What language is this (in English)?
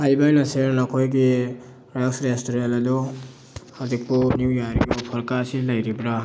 Manipuri